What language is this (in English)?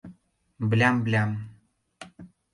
Mari